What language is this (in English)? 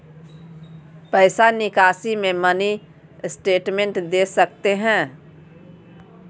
Magahi